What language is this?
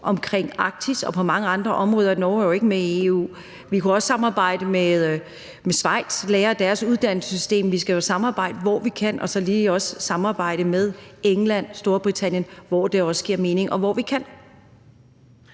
Danish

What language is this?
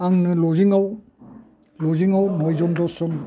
Bodo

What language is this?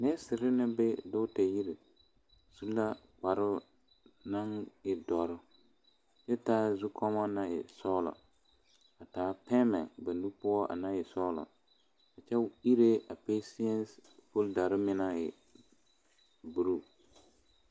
Southern Dagaare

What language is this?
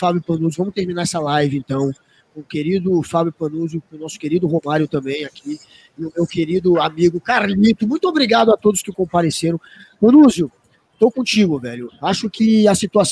Portuguese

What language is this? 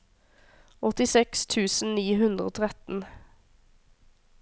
Norwegian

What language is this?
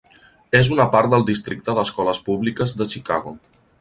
Catalan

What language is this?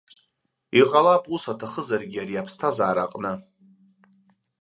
Abkhazian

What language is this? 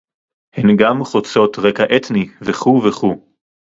Hebrew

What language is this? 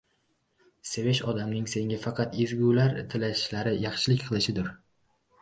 Uzbek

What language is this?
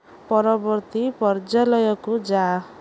Odia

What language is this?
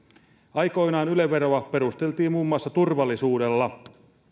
Finnish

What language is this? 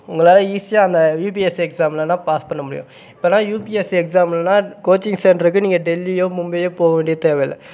Tamil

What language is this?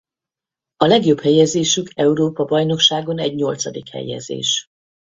Hungarian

